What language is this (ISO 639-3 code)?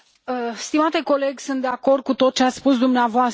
ron